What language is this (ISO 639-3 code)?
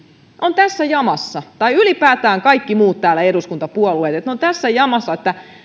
fin